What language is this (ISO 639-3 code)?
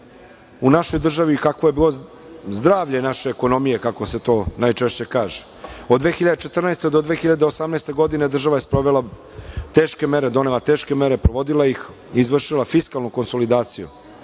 srp